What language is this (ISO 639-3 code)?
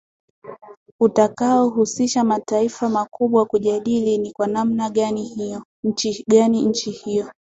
swa